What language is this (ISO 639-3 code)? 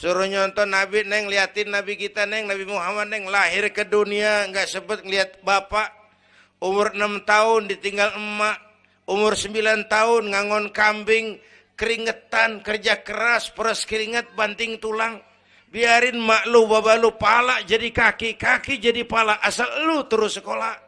ind